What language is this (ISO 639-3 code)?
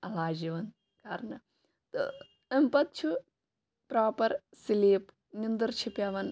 kas